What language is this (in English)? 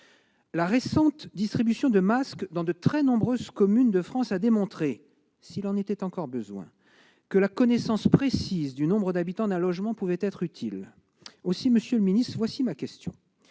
French